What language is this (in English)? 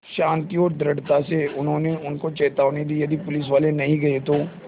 Hindi